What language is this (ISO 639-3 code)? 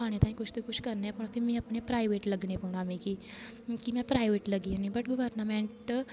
doi